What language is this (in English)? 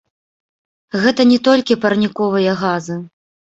Belarusian